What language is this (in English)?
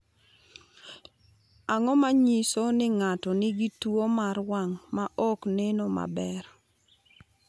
Luo (Kenya and Tanzania)